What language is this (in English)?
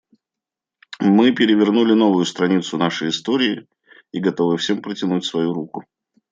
Russian